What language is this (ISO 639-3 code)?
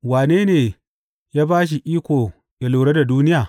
hau